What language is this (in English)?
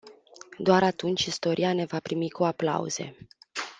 Romanian